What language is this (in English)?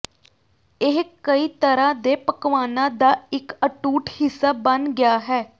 Punjabi